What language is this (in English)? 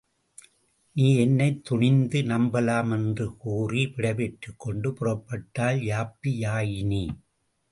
Tamil